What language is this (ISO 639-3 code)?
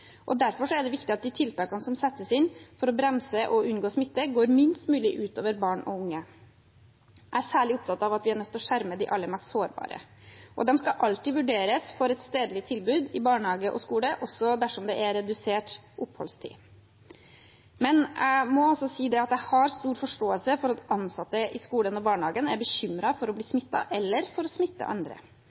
nob